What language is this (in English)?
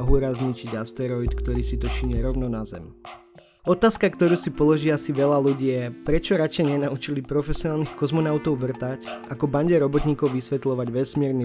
Slovak